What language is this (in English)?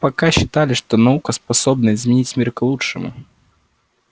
Russian